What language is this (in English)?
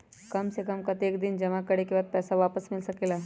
Magahi